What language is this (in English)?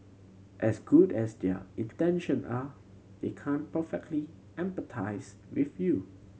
English